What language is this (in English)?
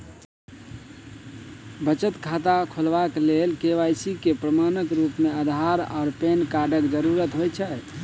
Maithili